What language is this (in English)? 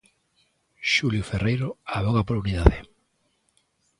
Galician